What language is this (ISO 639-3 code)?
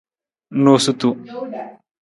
nmz